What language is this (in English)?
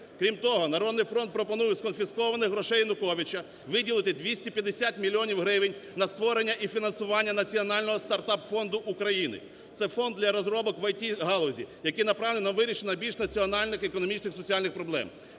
Ukrainian